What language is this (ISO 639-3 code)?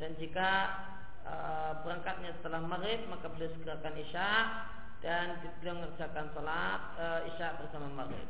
ind